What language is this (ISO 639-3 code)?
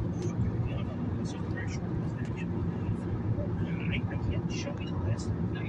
eng